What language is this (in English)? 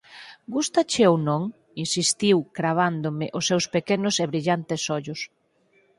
Galician